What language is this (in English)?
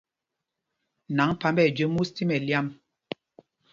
Mpumpong